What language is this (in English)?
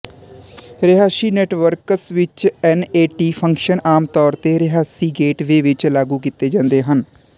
Punjabi